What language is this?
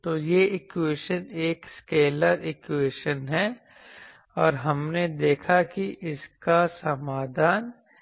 Hindi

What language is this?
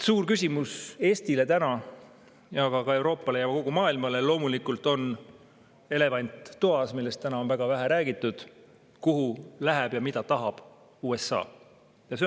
Estonian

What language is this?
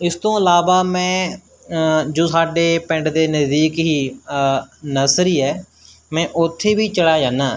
Punjabi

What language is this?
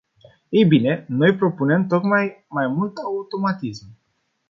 Romanian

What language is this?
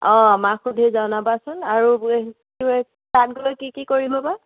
Assamese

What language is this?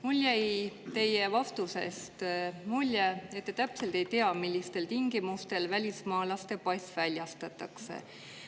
Estonian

